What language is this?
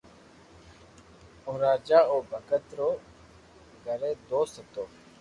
Loarki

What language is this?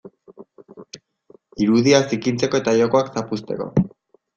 Basque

